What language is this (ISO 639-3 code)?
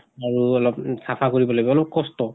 asm